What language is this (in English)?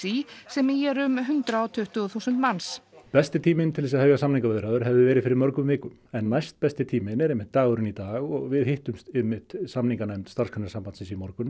Icelandic